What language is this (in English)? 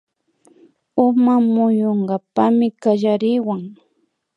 Imbabura Highland Quichua